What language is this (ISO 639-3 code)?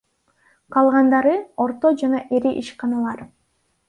kir